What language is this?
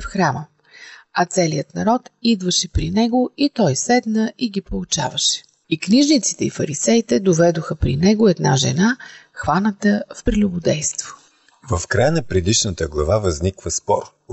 Bulgarian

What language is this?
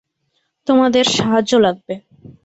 Bangla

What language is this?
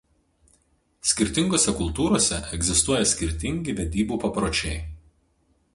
Lithuanian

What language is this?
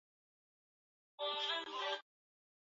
Swahili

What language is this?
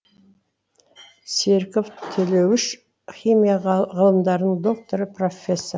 Kazakh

